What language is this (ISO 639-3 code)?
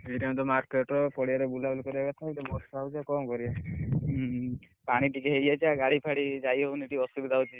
ori